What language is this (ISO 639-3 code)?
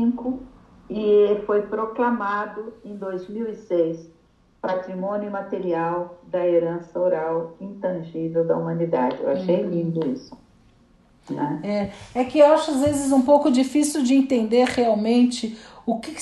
por